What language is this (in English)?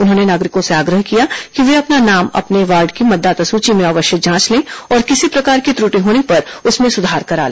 Hindi